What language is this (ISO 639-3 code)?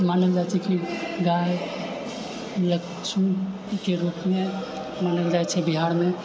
mai